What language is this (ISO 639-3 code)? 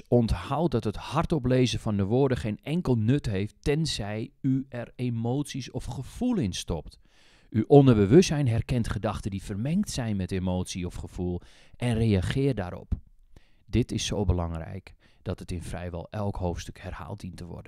nld